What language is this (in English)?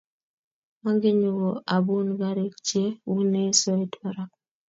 Kalenjin